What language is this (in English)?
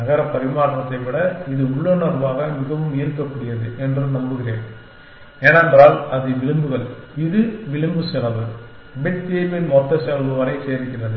Tamil